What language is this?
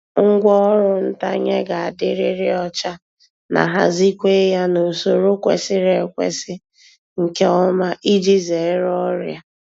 Igbo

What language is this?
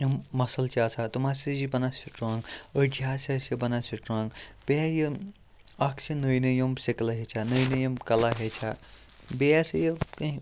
Kashmiri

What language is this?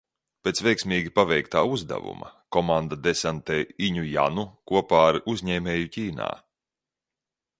Latvian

